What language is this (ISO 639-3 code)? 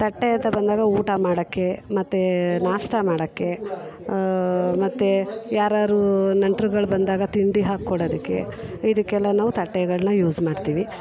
kan